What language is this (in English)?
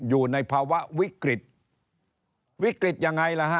Thai